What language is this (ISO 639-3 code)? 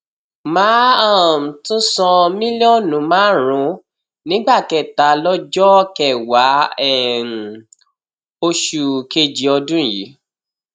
yor